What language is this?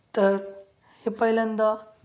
Marathi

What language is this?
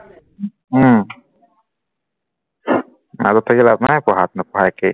Assamese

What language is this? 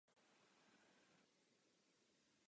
Czech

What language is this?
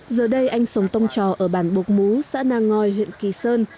Vietnamese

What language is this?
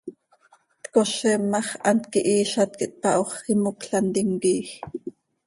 Seri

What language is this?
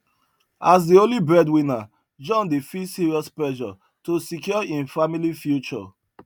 Nigerian Pidgin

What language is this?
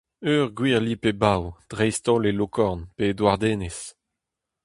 Breton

